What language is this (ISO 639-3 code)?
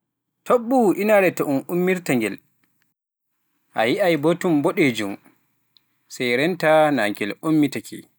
fuf